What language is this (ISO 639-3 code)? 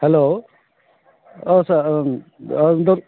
brx